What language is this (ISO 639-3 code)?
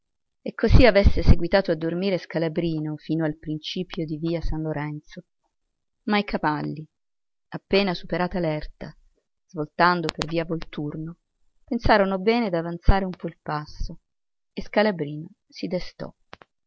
ita